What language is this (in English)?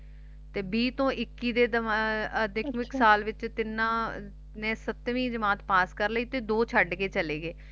Punjabi